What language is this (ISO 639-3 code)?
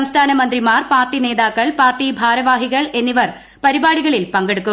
mal